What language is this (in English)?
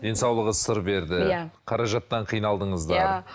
Kazakh